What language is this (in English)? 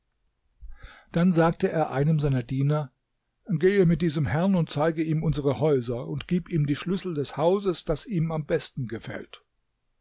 German